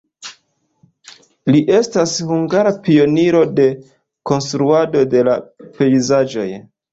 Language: Esperanto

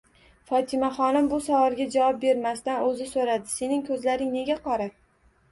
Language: Uzbek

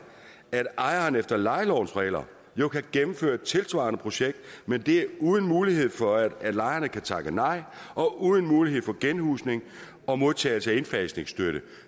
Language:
Danish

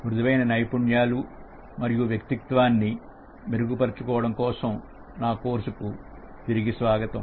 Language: Telugu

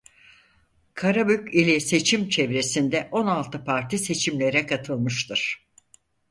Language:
Turkish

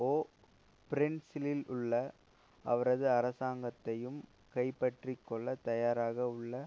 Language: Tamil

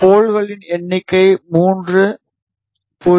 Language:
Tamil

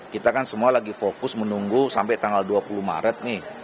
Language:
Indonesian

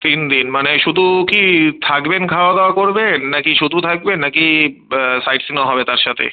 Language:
Bangla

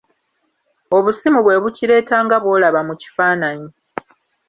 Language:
Ganda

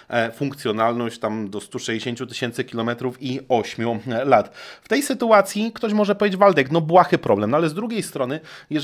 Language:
Polish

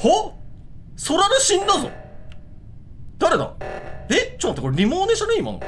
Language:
Japanese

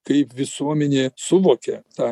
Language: Lithuanian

